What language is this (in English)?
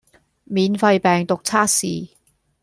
Cantonese